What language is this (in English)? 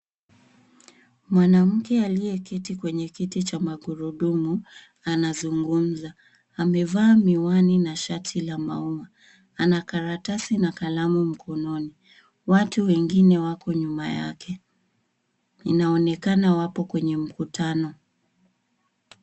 Swahili